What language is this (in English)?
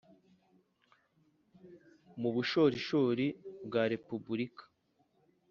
Kinyarwanda